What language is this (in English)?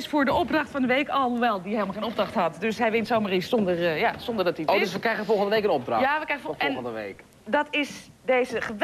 Dutch